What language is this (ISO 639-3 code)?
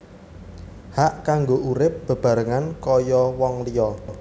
jav